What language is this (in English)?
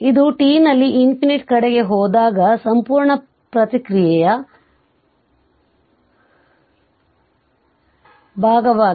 Kannada